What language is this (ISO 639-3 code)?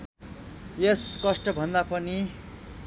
nep